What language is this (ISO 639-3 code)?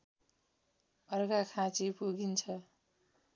nep